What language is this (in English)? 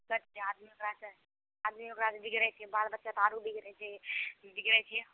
Maithili